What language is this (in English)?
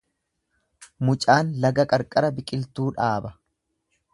Oromo